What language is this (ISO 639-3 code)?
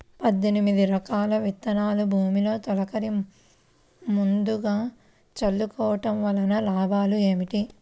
tel